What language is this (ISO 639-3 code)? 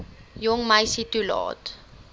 afr